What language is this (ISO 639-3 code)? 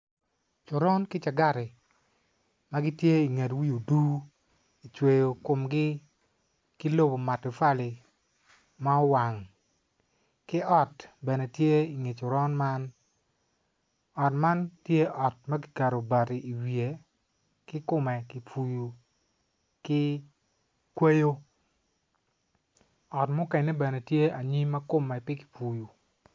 ach